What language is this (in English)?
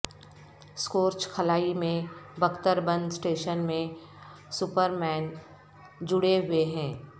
Urdu